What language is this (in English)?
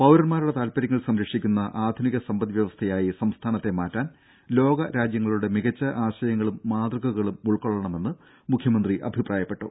Malayalam